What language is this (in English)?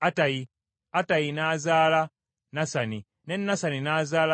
Ganda